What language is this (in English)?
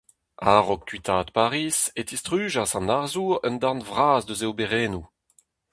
Breton